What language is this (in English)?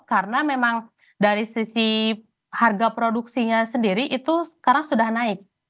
Indonesian